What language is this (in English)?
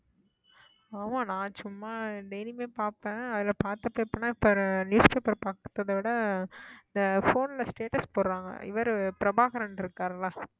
Tamil